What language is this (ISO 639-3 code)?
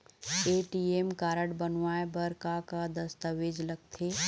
hne